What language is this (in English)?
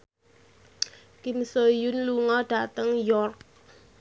Javanese